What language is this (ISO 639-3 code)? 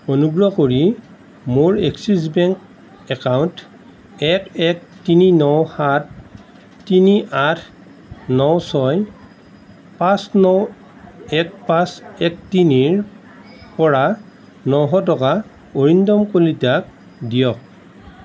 asm